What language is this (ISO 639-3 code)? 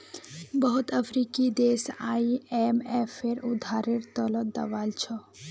mag